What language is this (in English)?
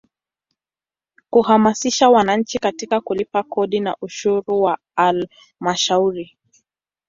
Swahili